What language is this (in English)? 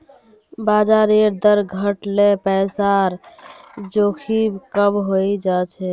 Magahi